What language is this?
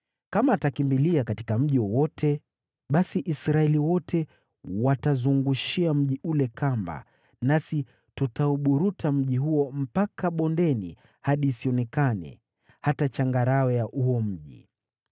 Swahili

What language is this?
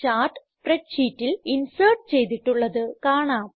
Malayalam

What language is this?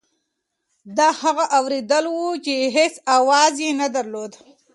Pashto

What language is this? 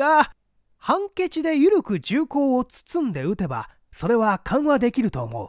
Japanese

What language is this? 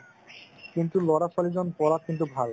Assamese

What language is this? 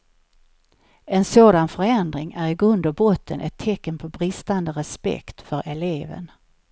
Swedish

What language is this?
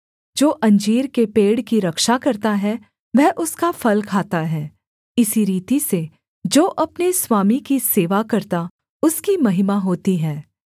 Hindi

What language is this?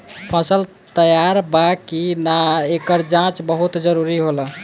Bhojpuri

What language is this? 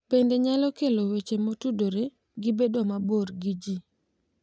Luo (Kenya and Tanzania)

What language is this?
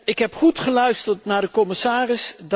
Dutch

